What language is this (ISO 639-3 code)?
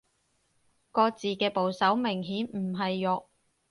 yue